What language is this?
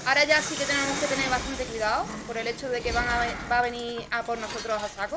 Spanish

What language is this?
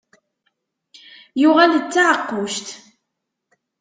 Kabyle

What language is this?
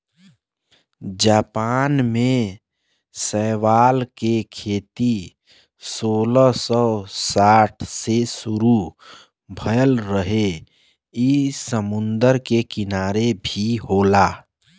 Bhojpuri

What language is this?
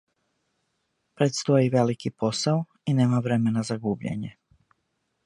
Serbian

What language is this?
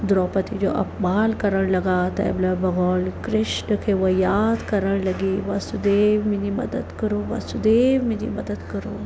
Sindhi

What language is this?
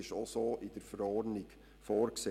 Swiss German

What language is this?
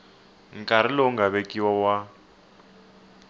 Tsonga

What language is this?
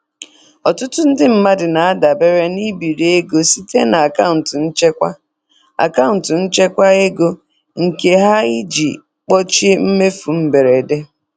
Igbo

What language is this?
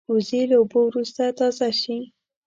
Pashto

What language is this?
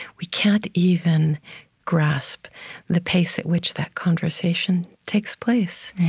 English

